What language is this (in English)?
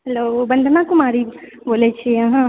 Maithili